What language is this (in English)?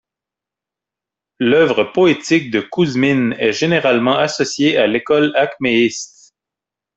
French